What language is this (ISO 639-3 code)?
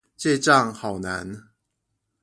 zho